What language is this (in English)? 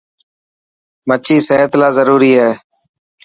Dhatki